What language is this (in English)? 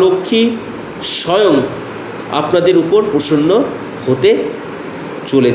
Hindi